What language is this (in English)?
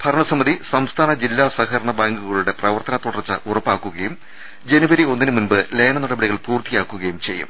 Malayalam